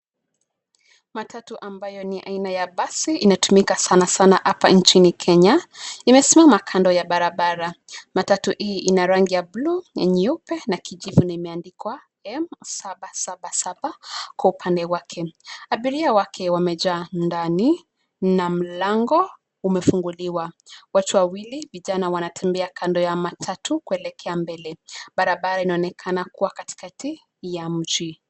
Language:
Swahili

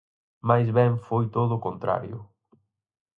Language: Galician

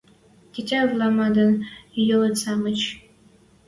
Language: Western Mari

